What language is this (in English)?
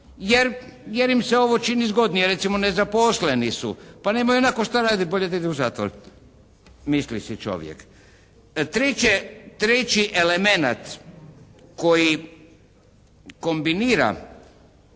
Croatian